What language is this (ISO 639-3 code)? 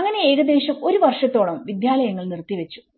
mal